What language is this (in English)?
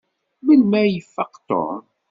Kabyle